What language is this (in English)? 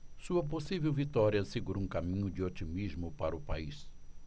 Portuguese